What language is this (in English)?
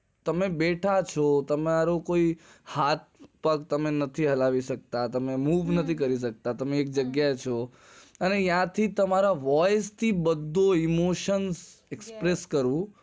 Gujarati